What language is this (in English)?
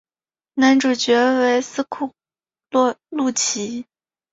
Chinese